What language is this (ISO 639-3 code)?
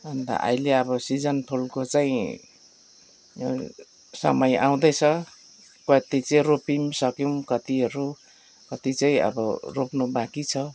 nep